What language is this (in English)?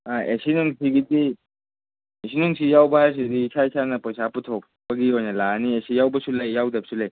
Manipuri